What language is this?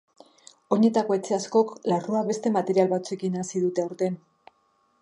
Basque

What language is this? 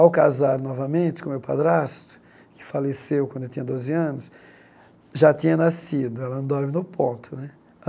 Portuguese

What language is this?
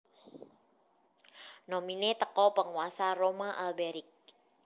Javanese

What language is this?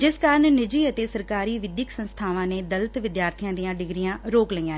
Punjabi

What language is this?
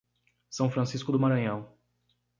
Portuguese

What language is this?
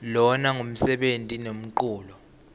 Swati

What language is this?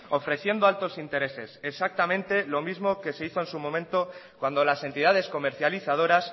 Spanish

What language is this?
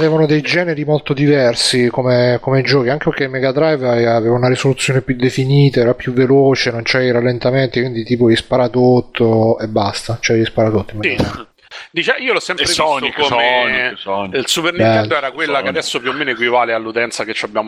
Italian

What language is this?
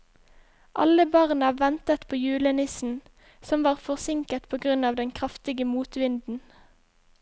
Norwegian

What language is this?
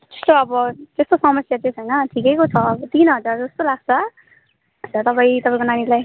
Nepali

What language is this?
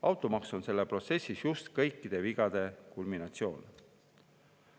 Estonian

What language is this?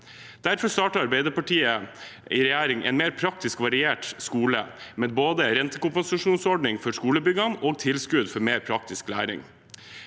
Norwegian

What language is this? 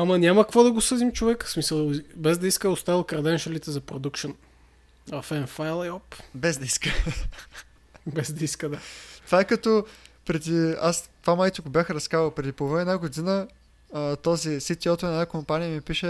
Bulgarian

